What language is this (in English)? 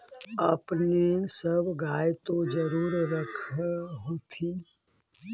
Magahi